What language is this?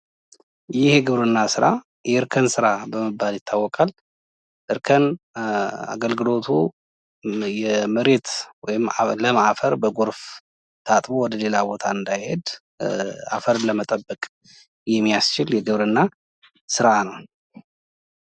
Amharic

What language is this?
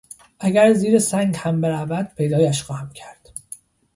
Persian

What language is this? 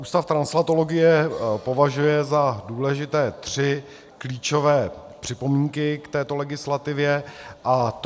Czech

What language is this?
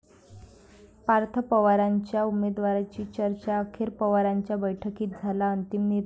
Marathi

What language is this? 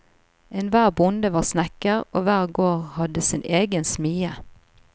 Norwegian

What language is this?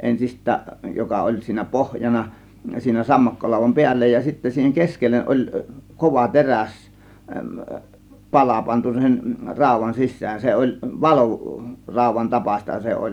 Finnish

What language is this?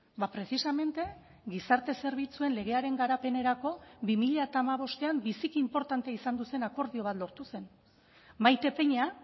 Basque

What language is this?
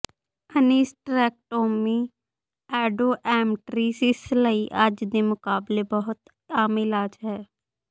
Punjabi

